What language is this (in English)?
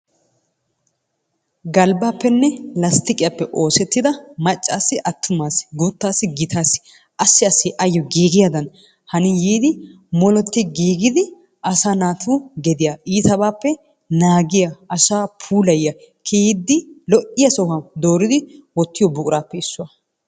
Wolaytta